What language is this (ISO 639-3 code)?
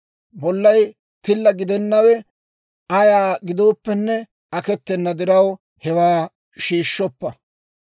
dwr